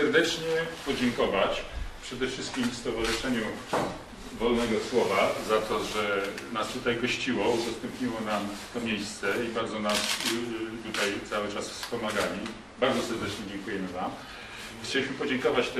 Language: Polish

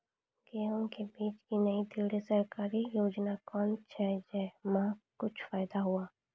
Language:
Maithili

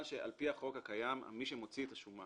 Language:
Hebrew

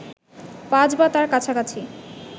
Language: Bangla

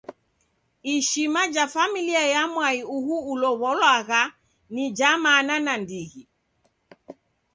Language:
Taita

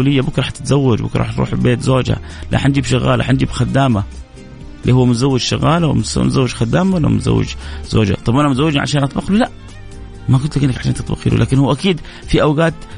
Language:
Arabic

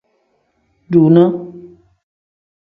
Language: Tem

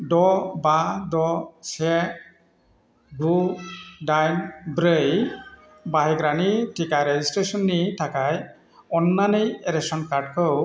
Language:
Bodo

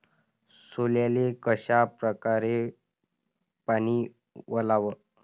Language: Marathi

